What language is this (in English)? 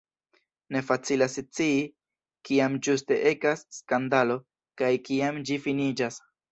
Esperanto